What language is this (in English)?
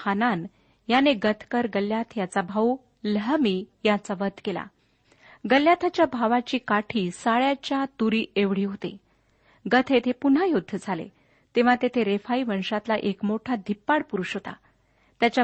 Marathi